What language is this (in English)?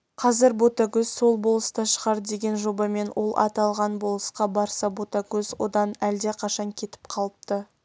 Kazakh